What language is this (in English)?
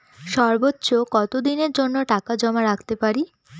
Bangla